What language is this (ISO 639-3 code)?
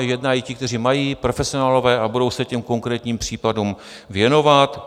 ces